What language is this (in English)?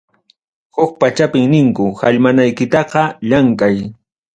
Ayacucho Quechua